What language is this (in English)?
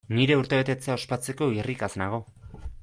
Basque